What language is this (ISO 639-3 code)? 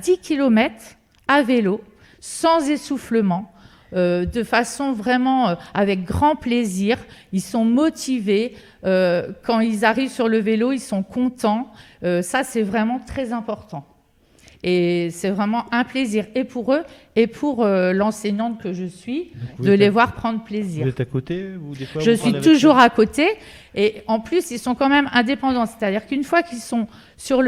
fra